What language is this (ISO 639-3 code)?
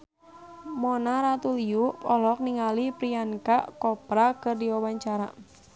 sun